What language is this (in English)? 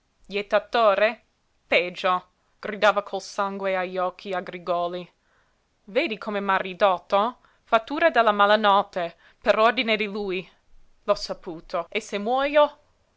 Italian